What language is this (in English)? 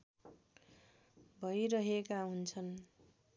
Nepali